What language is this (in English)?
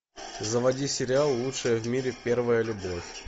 Russian